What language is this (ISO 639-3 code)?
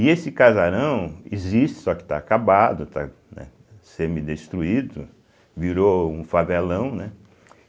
por